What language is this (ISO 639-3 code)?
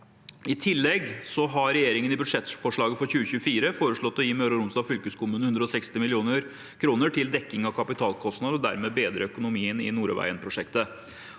nor